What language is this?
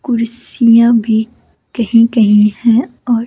Hindi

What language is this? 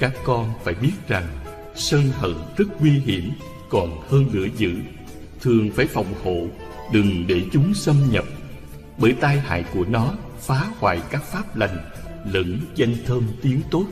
Vietnamese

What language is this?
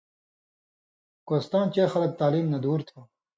Indus Kohistani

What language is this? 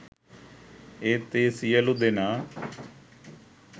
Sinhala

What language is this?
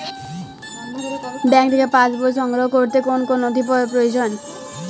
Bangla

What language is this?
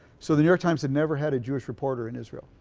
English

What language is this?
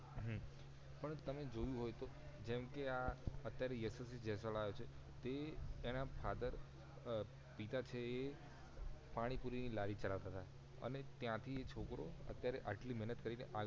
Gujarati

